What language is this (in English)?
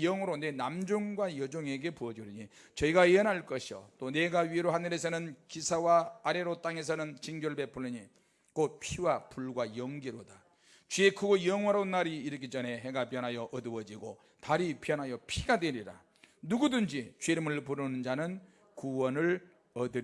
Korean